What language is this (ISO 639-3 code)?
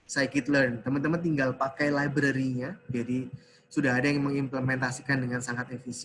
ind